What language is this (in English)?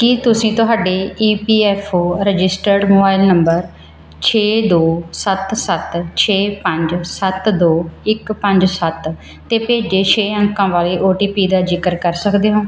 Punjabi